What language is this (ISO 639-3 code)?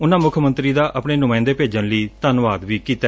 pan